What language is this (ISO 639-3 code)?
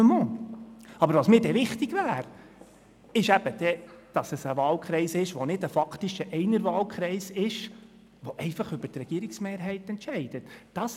gsw